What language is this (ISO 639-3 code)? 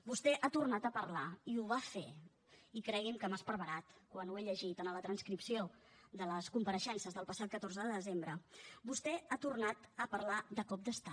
cat